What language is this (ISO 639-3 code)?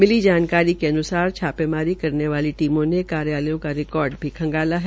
hin